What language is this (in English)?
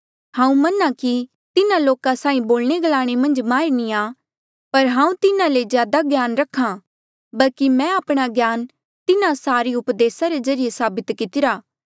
Mandeali